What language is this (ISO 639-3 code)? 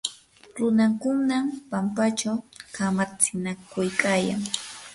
qur